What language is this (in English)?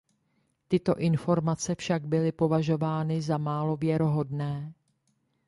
Czech